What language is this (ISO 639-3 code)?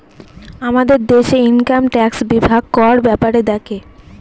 ben